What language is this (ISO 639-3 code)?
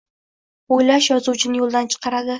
uzb